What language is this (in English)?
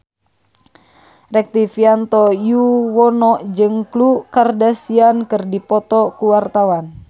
Sundanese